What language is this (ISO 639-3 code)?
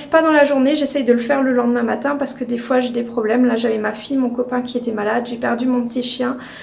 fra